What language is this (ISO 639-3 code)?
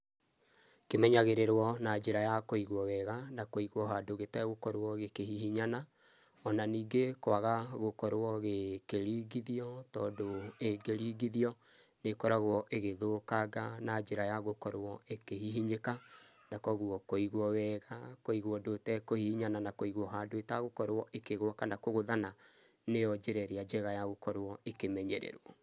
kik